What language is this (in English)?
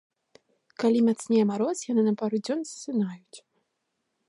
Belarusian